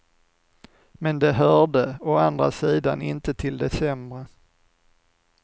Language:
Swedish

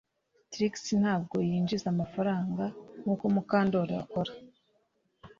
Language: Kinyarwanda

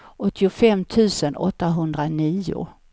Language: Swedish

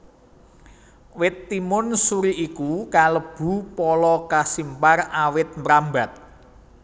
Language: Javanese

